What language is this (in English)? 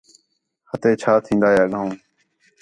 Khetrani